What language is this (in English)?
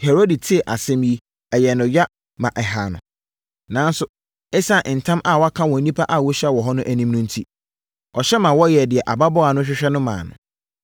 Akan